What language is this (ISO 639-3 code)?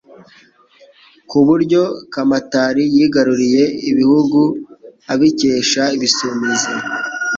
kin